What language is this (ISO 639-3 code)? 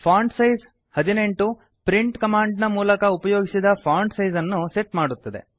kan